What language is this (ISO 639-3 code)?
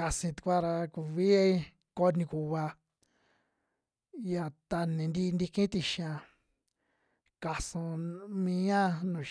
jmx